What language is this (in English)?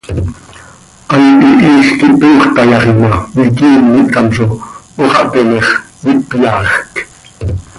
Seri